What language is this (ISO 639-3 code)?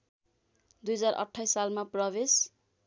nep